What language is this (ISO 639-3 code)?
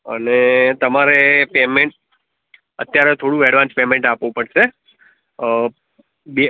guj